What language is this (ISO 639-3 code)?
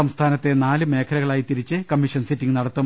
mal